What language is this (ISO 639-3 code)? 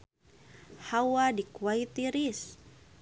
sun